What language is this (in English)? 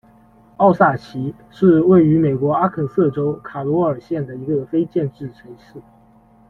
Chinese